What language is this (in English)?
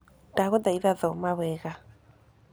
Kikuyu